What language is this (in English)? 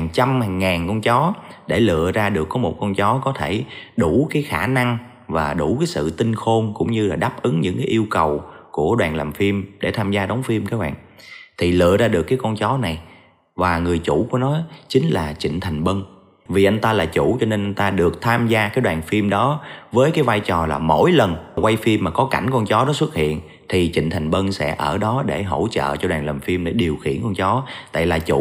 Vietnamese